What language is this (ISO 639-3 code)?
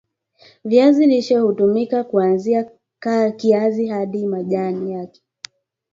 swa